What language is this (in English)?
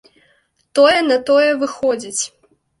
Belarusian